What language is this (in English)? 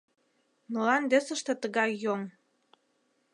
Mari